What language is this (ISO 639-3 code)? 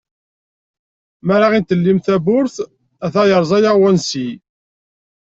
kab